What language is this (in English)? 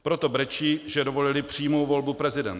Czech